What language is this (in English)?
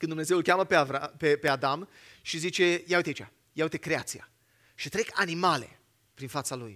Romanian